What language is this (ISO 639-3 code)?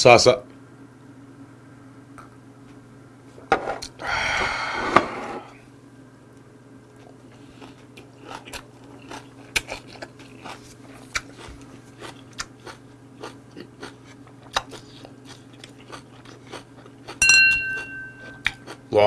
kor